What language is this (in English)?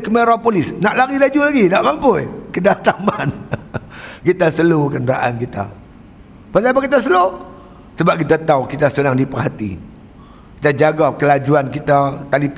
Malay